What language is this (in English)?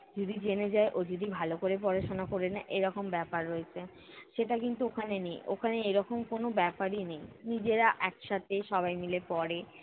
Bangla